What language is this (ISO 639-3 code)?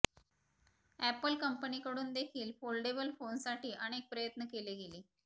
mar